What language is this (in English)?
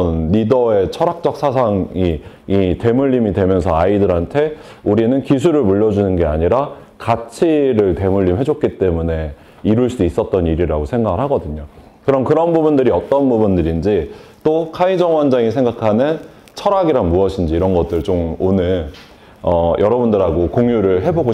Korean